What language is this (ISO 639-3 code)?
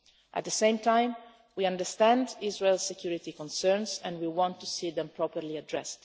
eng